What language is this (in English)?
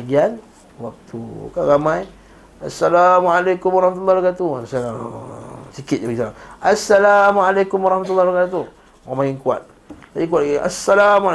Malay